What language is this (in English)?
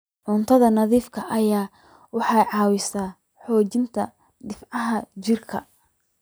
Somali